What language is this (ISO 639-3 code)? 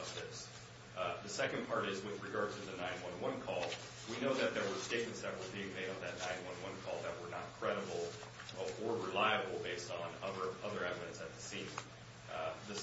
eng